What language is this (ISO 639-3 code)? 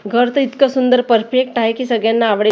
mar